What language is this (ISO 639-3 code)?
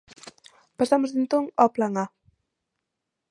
glg